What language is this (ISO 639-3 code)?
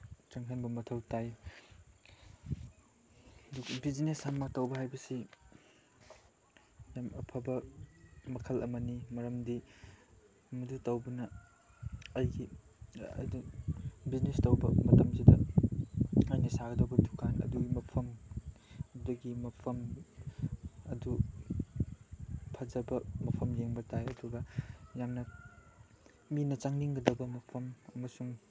mni